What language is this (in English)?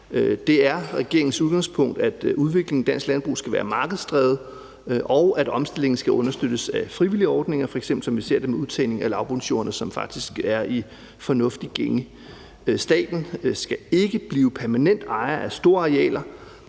Danish